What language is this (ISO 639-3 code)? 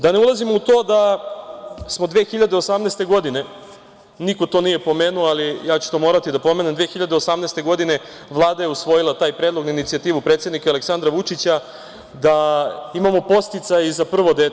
srp